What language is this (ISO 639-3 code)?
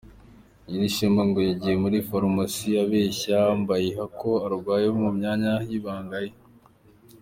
kin